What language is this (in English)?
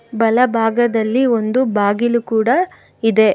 Kannada